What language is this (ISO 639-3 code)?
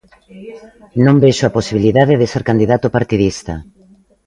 glg